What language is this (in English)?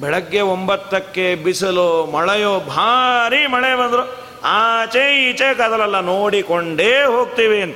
Kannada